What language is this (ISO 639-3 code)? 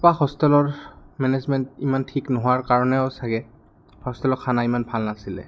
asm